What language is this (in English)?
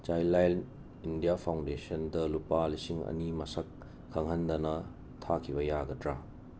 Manipuri